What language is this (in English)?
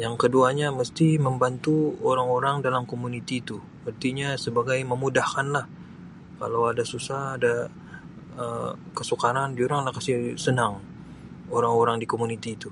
Sabah Malay